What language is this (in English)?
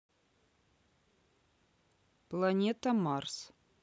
Russian